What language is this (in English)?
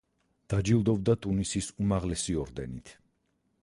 Georgian